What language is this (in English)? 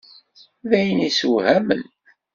Kabyle